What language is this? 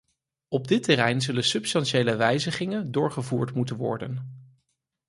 Dutch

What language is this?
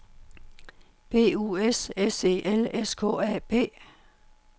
Danish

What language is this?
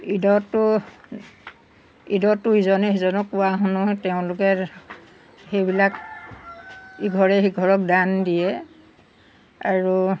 Assamese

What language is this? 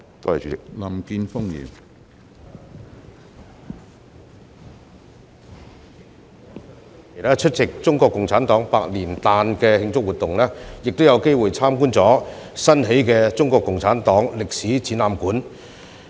Cantonese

